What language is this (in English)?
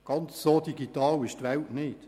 Swiss German